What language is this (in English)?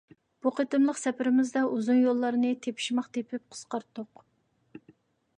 Uyghur